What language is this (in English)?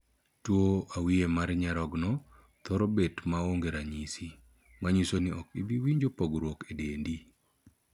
Luo (Kenya and Tanzania)